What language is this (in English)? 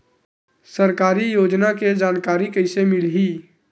Chhattisgarhi